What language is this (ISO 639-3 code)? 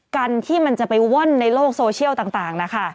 tha